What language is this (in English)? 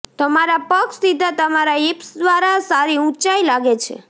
Gujarati